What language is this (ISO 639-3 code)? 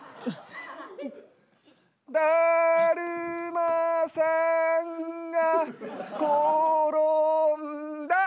jpn